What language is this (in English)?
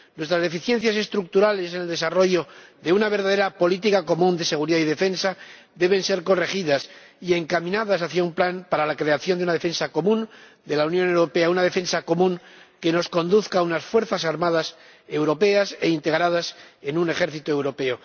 Spanish